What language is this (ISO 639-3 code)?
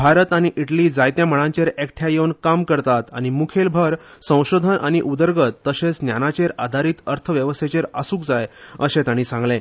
kok